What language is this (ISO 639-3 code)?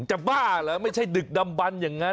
tha